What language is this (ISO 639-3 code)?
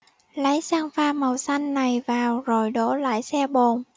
vie